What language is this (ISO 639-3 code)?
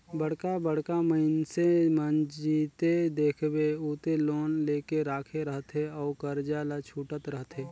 hne